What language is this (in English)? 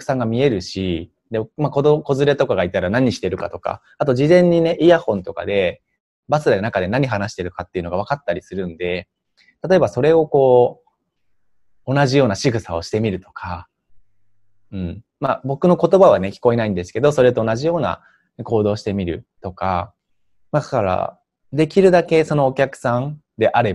Japanese